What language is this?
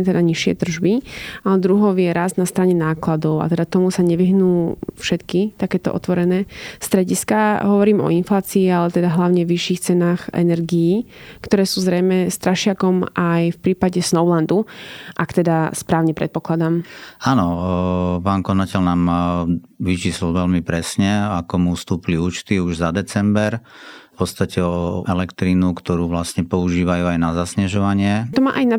Slovak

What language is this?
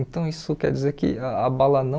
Portuguese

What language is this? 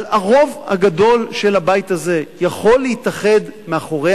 Hebrew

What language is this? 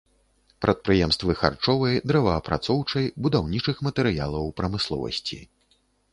Belarusian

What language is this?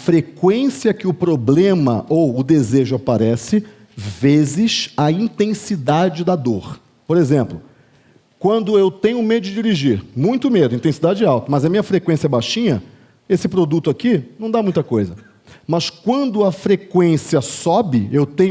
Portuguese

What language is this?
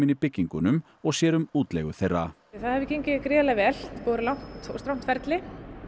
Icelandic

